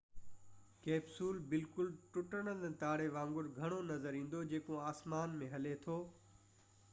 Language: Sindhi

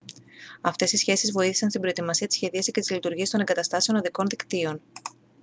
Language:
Greek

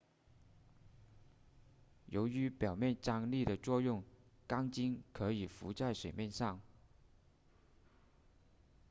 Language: Chinese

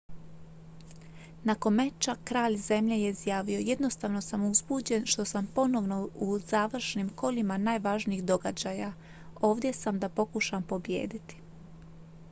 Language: Croatian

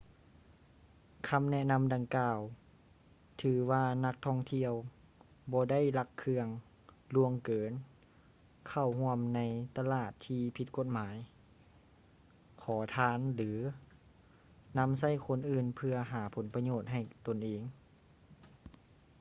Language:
Lao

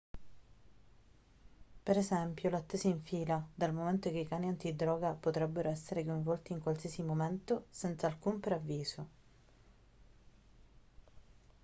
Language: Italian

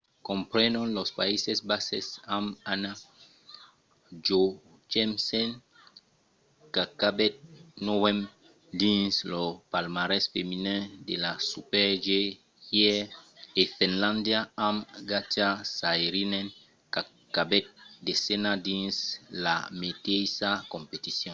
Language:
Occitan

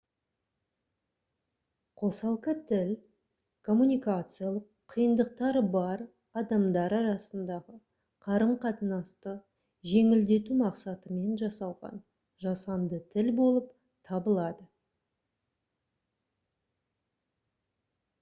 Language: Kazakh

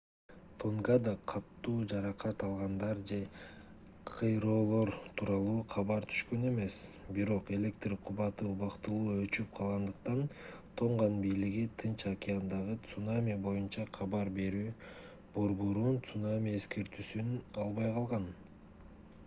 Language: Kyrgyz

